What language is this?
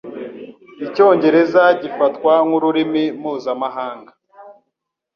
Kinyarwanda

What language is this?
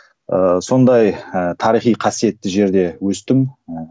Kazakh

